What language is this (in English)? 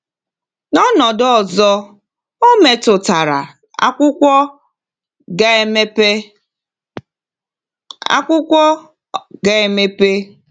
Igbo